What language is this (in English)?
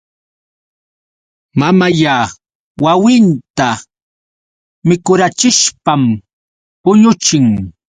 Yauyos Quechua